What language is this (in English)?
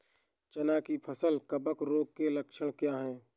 Hindi